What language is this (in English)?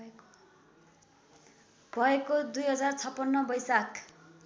Nepali